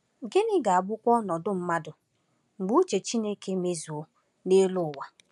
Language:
Igbo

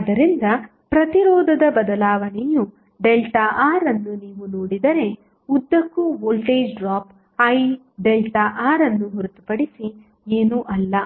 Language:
Kannada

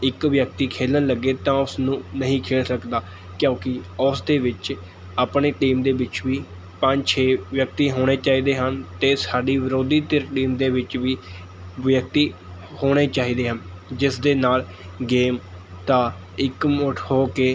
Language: Punjabi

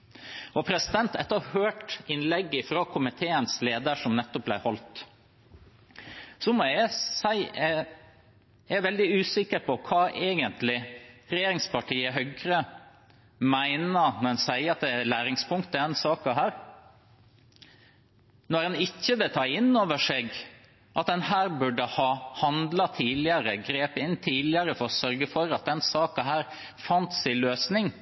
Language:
Norwegian Bokmål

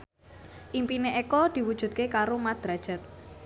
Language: Javanese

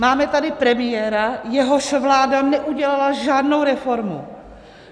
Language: Czech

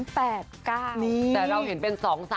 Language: Thai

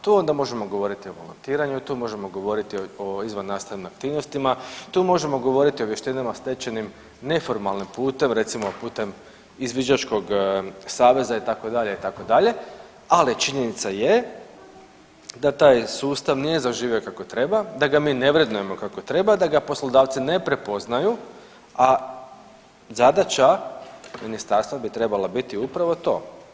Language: Croatian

